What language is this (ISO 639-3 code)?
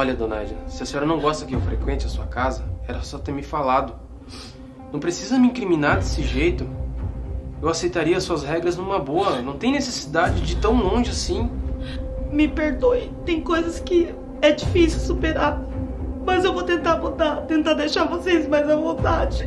por